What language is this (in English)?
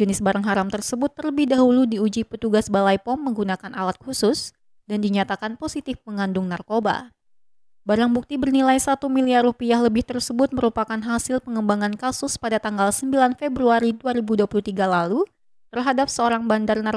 Indonesian